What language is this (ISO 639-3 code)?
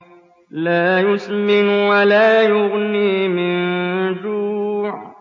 ara